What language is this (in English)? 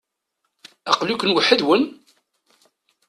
Kabyle